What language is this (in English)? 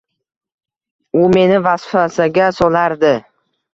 Uzbek